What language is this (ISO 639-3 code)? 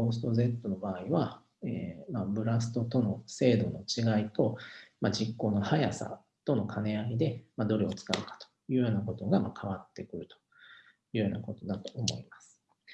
jpn